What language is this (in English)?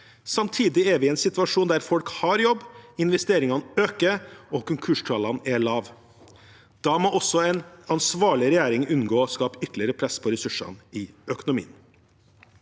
Norwegian